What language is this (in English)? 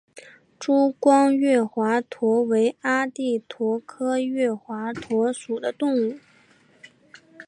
Chinese